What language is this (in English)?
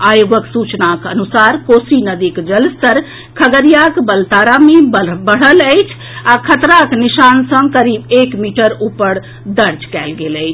Maithili